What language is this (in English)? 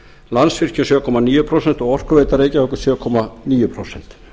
Icelandic